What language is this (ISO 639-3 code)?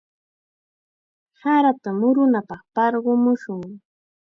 qxa